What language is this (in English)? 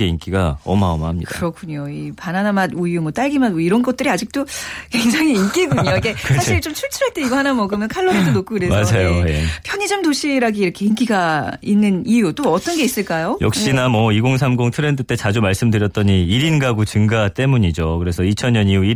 Korean